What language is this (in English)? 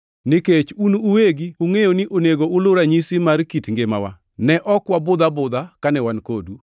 Luo (Kenya and Tanzania)